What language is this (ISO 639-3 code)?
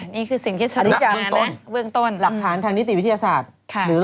tha